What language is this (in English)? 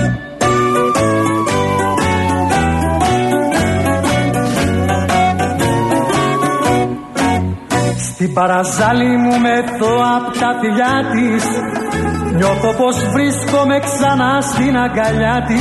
Greek